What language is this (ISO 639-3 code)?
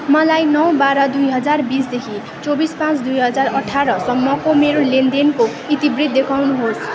nep